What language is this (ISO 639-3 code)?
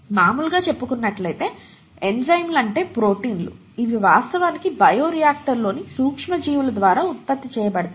tel